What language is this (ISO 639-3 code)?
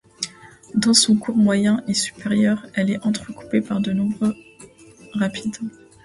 fra